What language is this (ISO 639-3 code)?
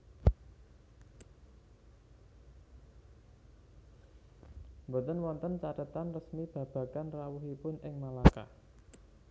jav